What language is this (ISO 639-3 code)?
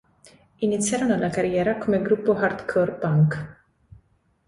ita